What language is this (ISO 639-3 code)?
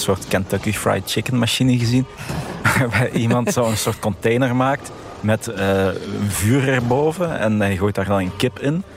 nld